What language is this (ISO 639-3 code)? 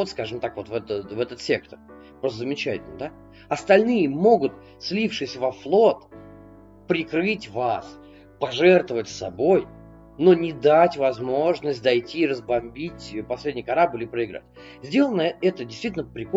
rus